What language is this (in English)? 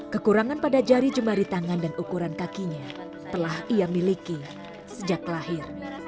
Indonesian